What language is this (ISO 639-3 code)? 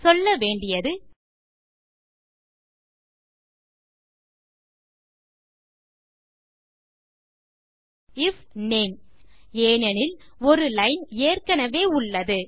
tam